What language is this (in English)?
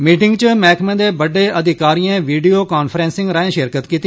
Dogri